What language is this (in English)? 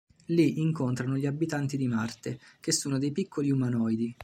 Italian